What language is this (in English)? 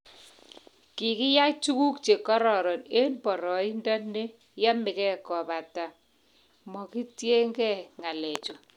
Kalenjin